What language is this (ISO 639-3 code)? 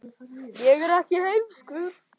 isl